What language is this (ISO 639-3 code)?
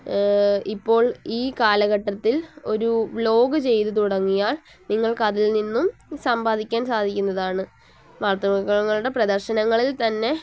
mal